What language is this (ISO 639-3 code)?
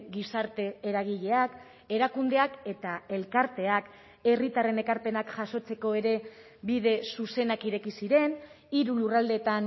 eus